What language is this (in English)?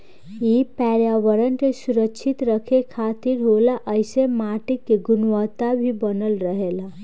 Bhojpuri